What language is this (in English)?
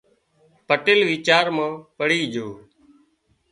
Wadiyara Koli